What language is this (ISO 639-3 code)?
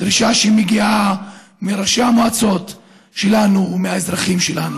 heb